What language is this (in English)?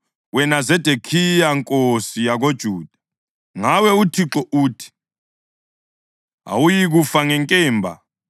North Ndebele